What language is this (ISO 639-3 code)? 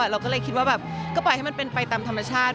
tha